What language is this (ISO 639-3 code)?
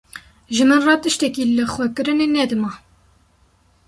kur